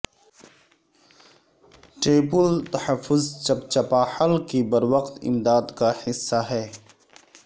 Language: Urdu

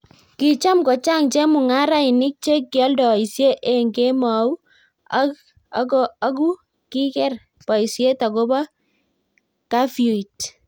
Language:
Kalenjin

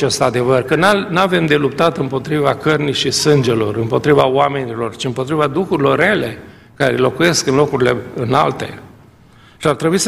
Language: Romanian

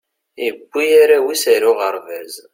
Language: Kabyle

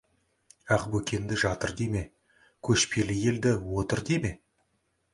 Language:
Kazakh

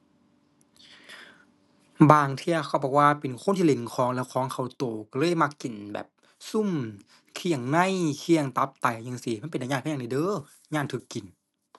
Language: Thai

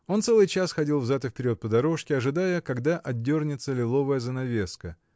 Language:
Russian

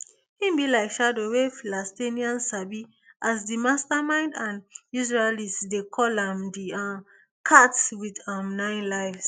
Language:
Nigerian Pidgin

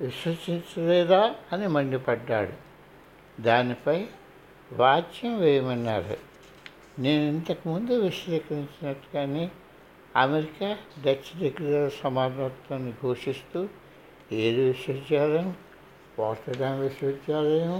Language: Telugu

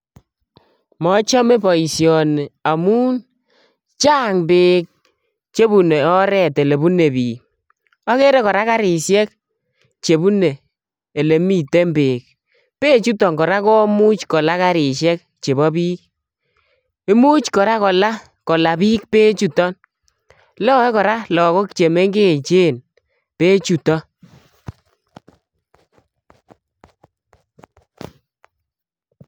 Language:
Kalenjin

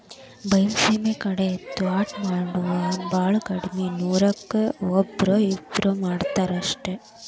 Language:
Kannada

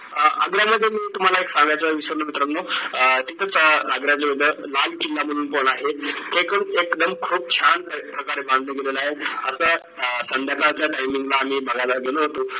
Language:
Marathi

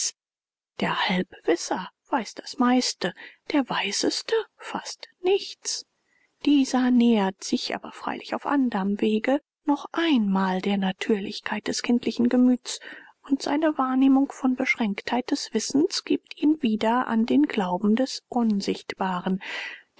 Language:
German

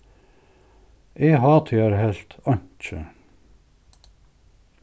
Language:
Faroese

